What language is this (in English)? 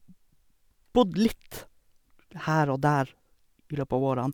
Norwegian